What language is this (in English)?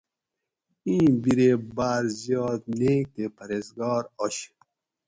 Gawri